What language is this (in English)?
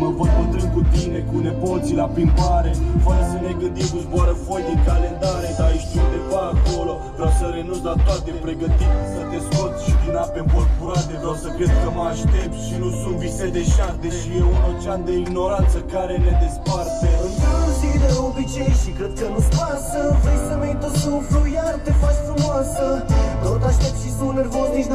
Romanian